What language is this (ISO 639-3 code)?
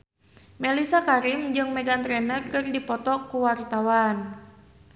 sun